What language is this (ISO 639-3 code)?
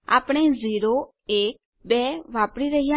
guj